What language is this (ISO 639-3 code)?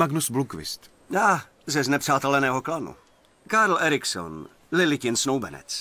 ces